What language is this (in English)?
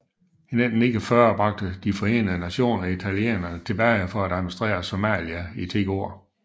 Danish